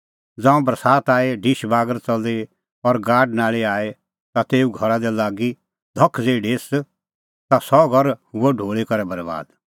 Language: Kullu Pahari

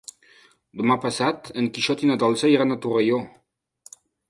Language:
Catalan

